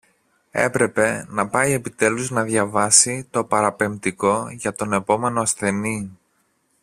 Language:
Greek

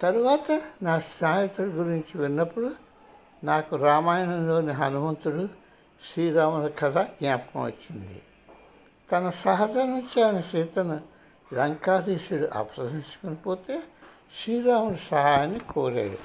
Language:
Telugu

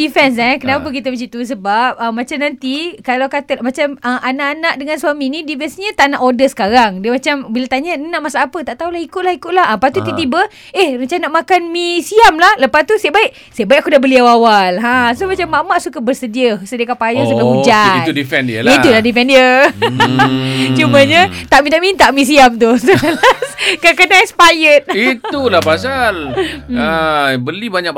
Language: Malay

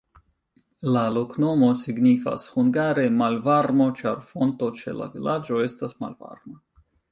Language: Esperanto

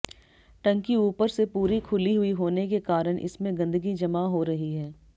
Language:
Hindi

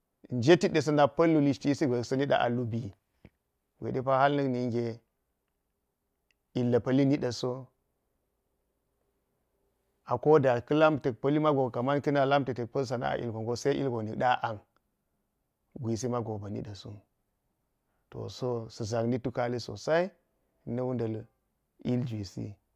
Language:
Geji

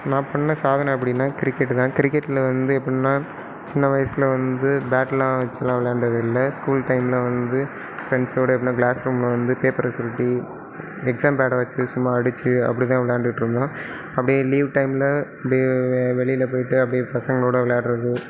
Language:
Tamil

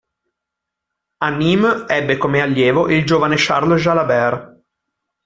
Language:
Italian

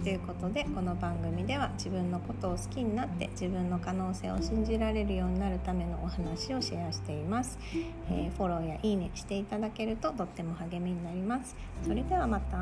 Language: Japanese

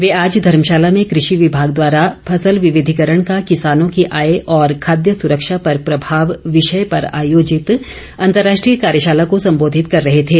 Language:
Hindi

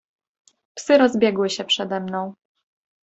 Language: Polish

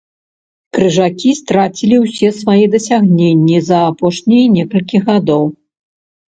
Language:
Belarusian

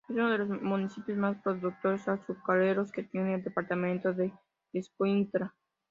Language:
Spanish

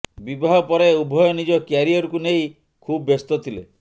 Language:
Odia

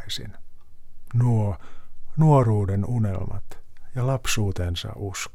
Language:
Finnish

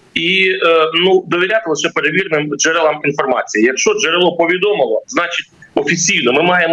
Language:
Ukrainian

